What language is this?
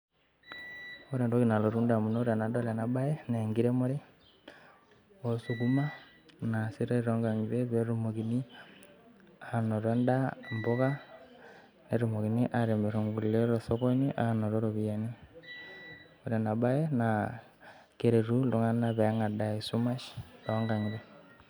Masai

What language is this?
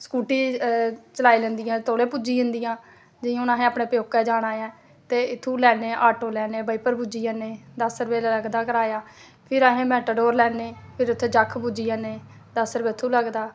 Dogri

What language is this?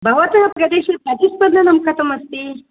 Sanskrit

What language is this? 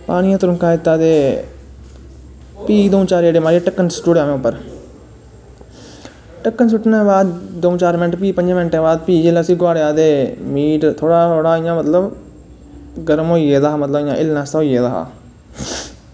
Dogri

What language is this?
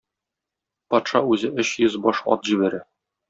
Tatar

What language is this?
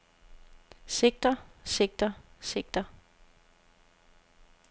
Danish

